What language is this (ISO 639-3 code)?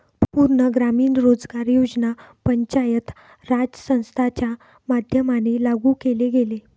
mar